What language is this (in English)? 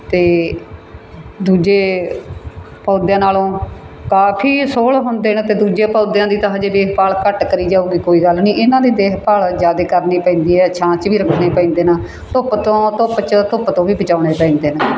Punjabi